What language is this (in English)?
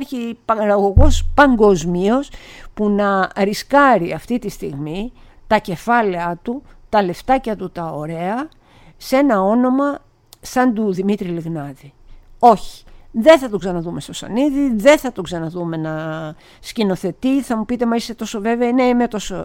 Greek